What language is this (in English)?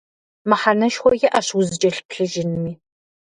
Kabardian